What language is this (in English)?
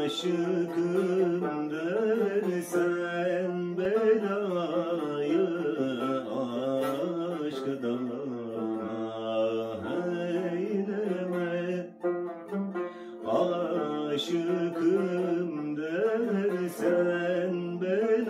Romanian